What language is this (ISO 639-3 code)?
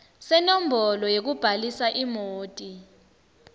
ssw